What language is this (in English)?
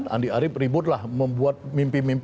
Indonesian